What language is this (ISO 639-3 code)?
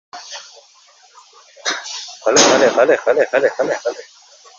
uzb